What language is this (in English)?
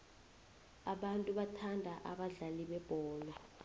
South Ndebele